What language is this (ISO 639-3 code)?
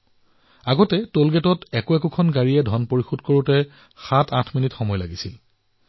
asm